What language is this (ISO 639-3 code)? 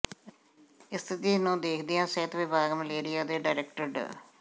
pan